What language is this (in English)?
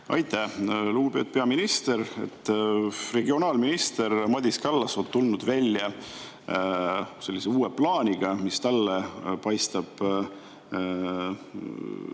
Estonian